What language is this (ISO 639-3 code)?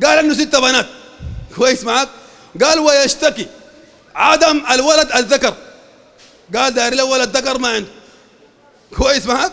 ara